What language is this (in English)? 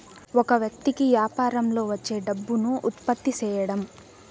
Telugu